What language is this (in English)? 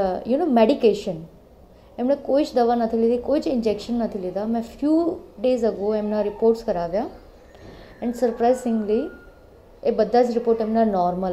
Gujarati